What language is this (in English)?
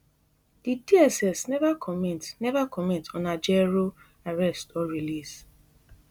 Nigerian Pidgin